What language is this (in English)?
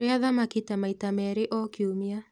Kikuyu